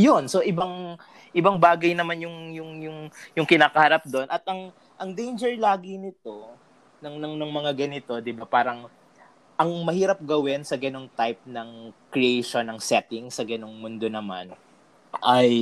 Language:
Filipino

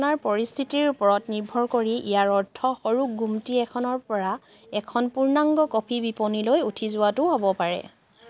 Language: Assamese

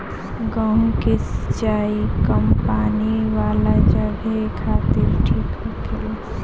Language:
Bhojpuri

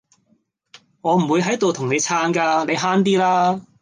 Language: Cantonese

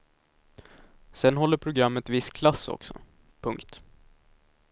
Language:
Swedish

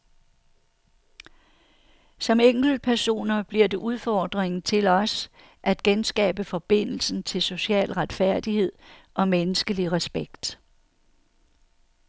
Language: Danish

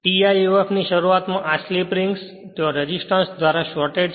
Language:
Gujarati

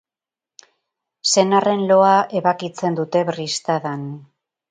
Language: Basque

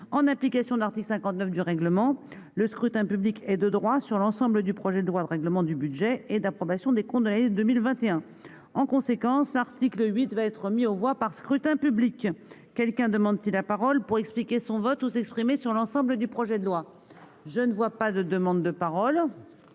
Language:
French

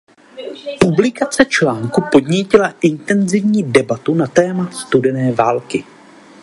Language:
Czech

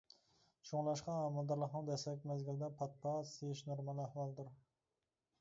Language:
Uyghur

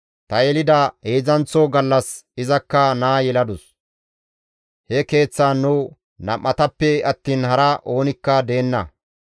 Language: Gamo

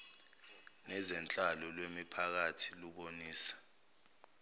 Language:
Zulu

